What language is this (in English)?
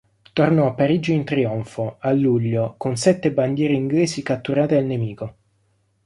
Italian